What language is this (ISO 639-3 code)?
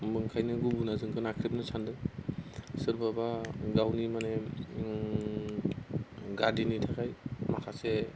brx